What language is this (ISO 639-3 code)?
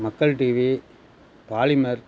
tam